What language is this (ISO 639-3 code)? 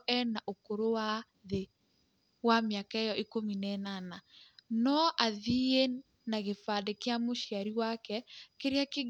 kik